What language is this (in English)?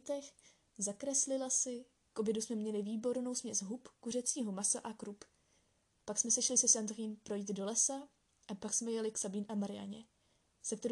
Czech